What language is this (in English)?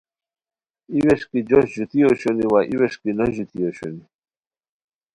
Khowar